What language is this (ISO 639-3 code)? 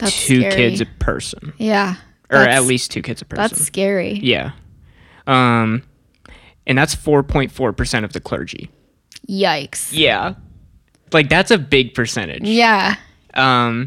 eng